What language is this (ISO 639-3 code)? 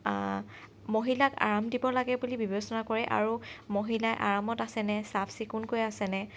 asm